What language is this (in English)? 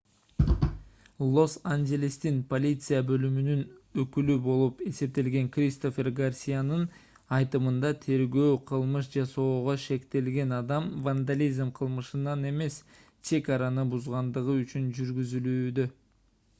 Kyrgyz